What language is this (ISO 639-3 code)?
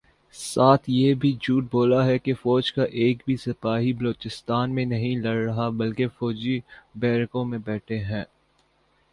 urd